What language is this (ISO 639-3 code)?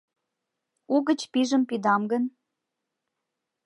chm